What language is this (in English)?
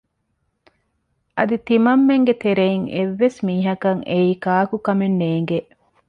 Divehi